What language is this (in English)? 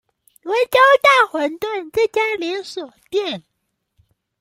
Chinese